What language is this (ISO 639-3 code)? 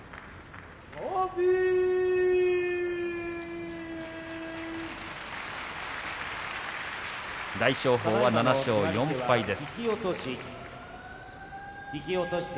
jpn